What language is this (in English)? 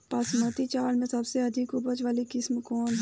Bhojpuri